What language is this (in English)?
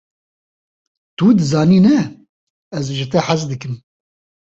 Kurdish